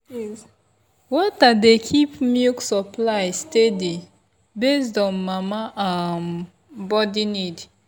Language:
Nigerian Pidgin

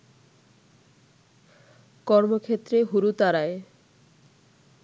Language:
Bangla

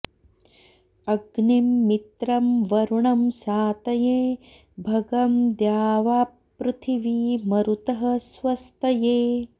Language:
Sanskrit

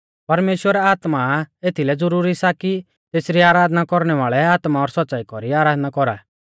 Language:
Mahasu Pahari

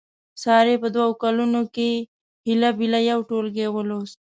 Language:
Pashto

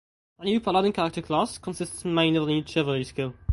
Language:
English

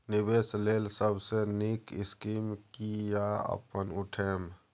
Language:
Maithili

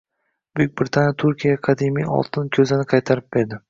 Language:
Uzbek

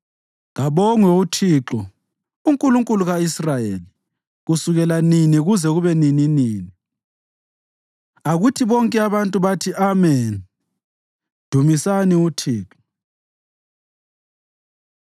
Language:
North Ndebele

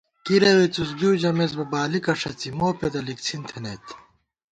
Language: Gawar-Bati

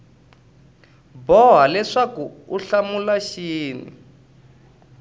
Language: Tsonga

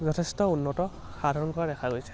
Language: Assamese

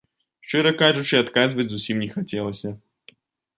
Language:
Belarusian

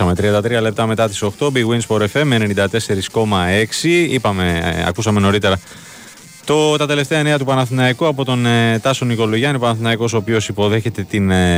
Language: Greek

